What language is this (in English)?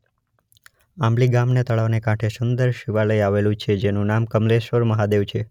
Gujarati